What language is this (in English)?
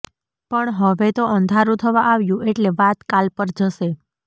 Gujarati